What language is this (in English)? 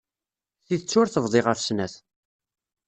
Kabyle